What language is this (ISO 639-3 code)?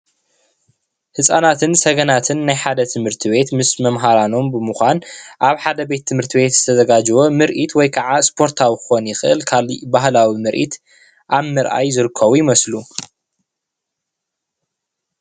tir